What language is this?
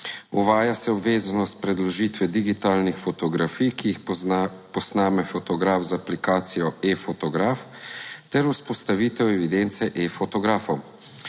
Slovenian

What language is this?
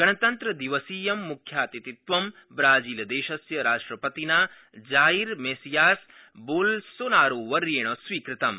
Sanskrit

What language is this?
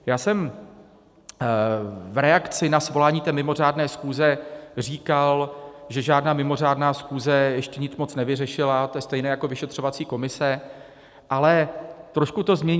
Czech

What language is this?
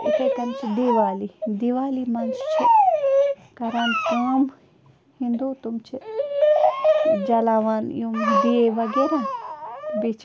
Kashmiri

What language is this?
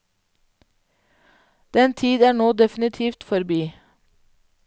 Norwegian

